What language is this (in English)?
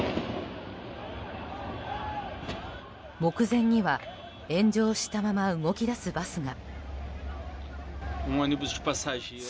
Japanese